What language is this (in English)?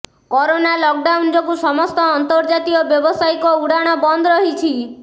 Odia